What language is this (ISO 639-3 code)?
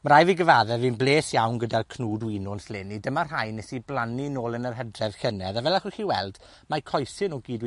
cym